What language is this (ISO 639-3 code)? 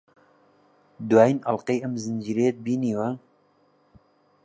ckb